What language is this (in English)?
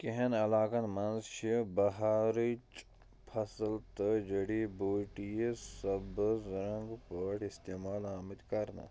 Kashmiri